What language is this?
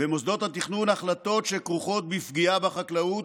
Hebrew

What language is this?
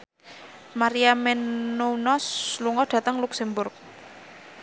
Javanese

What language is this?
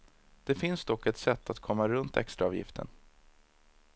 Swedish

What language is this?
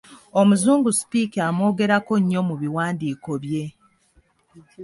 Ganda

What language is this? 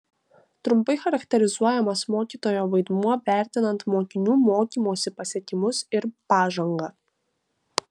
Lithuanian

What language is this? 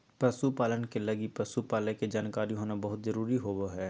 Magahi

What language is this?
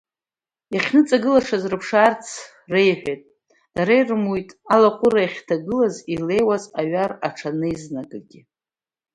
Abkhazian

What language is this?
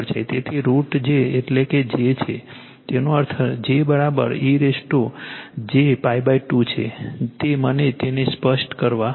Gujarati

